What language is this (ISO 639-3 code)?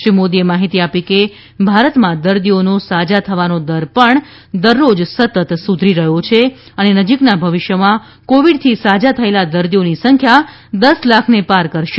guj